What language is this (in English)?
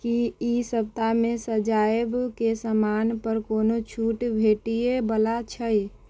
Maithili